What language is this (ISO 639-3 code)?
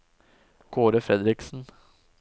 nor